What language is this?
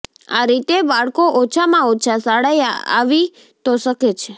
Gujarati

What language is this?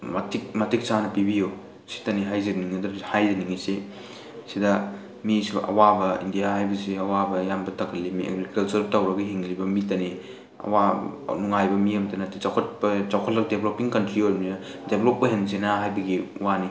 Manipuri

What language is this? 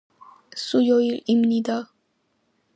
Korean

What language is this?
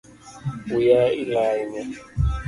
Luo (Kenya and Tanzania)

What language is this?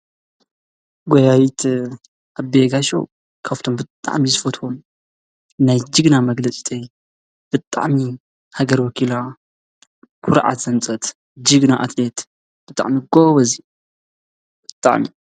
Tigrinya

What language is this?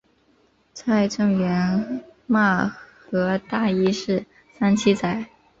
Chinese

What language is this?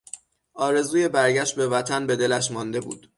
Persian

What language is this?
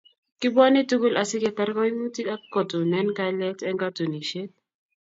Kalenjin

